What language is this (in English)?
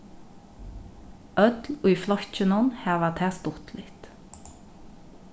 Faroese